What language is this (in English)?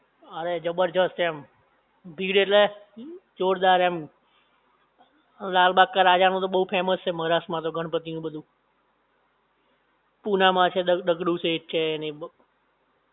Gujarati